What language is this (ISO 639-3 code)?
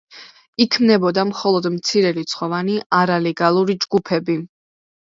kat